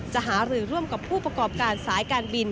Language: Thai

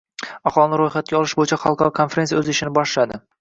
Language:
Uzbek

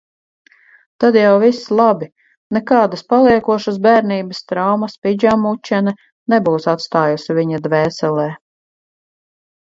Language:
Latvian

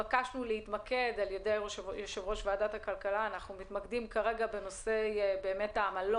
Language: Hebrew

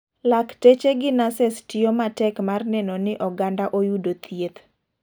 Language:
Luo (Kenya and Tanzania)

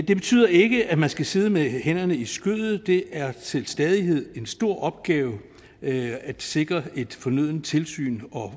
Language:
Danish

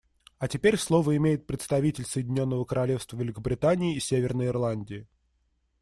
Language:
Russian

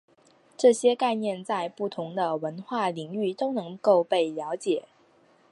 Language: Chinese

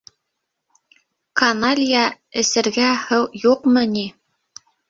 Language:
Bashkir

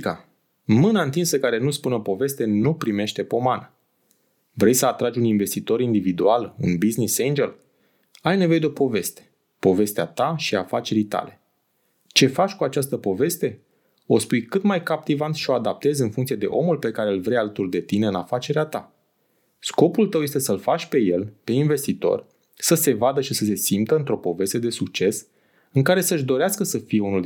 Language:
Romanian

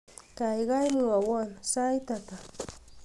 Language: Kalenjin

